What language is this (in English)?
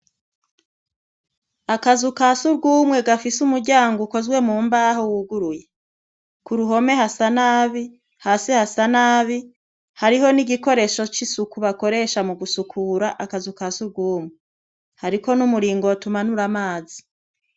Rundi